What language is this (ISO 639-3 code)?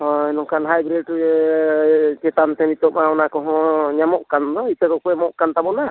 sat